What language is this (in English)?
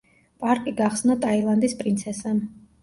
Georgian